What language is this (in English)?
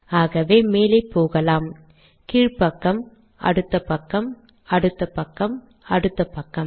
Tamil